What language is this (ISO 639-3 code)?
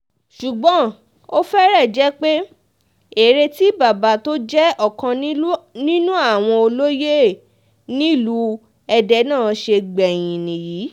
yor